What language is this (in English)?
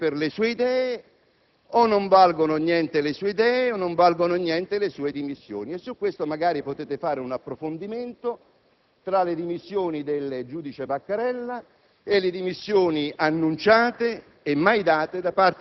Italian